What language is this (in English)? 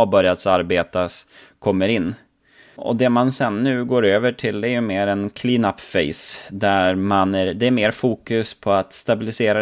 Swedish